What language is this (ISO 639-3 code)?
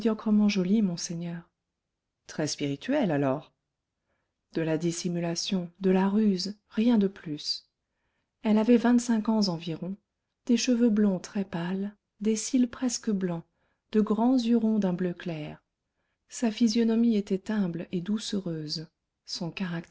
fra